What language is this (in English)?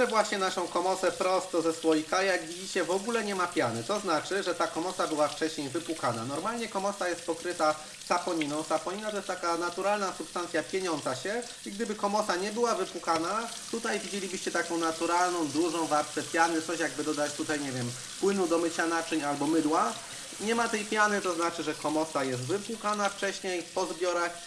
Polish